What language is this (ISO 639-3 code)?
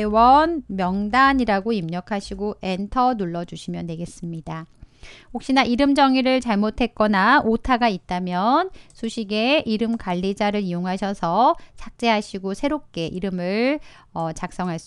kor